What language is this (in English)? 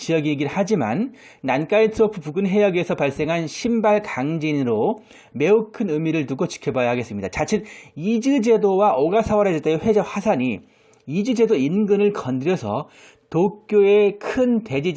Korean